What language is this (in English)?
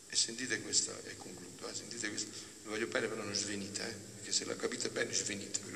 Italian